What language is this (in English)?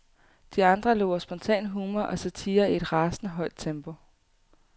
Danish